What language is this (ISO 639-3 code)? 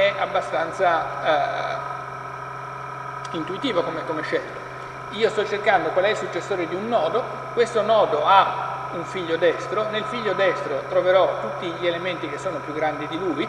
ita